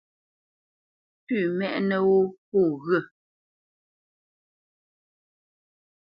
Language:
Bamenyam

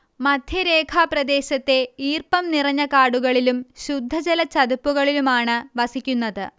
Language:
Malayalam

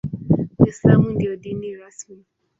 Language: Swahili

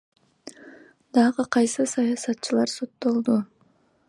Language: Kyrgyz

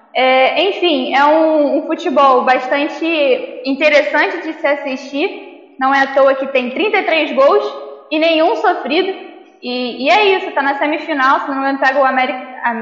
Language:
Portuguese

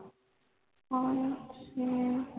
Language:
Punjabi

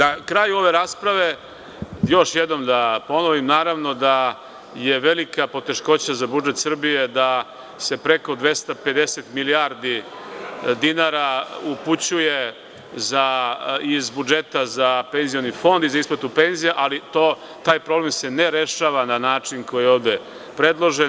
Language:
Serbian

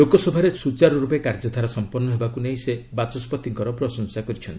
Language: Odia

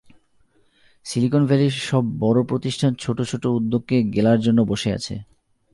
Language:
Bangla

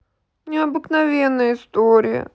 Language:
Russian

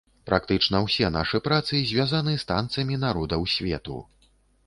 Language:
Belarusian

